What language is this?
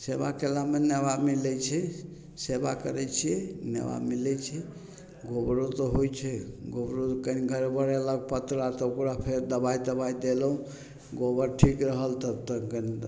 Maithili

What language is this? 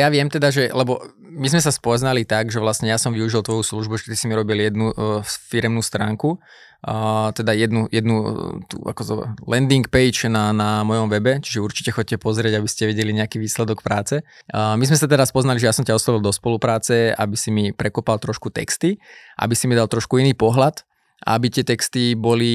Slovak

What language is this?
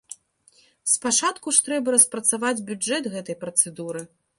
Belarusian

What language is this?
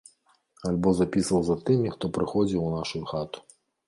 Belarusian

